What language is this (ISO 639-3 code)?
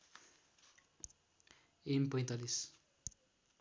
nep